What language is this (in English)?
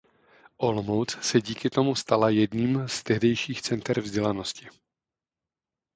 Czech